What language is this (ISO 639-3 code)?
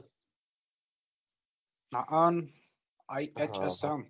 guj